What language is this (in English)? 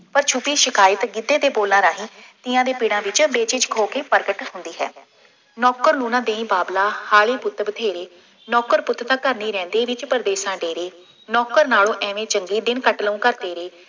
Punjabi